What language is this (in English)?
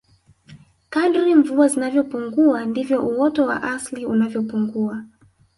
Swahili